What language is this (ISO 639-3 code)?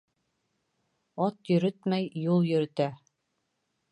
bak